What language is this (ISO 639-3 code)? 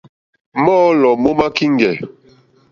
bri